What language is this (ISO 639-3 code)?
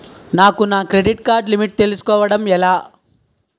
tel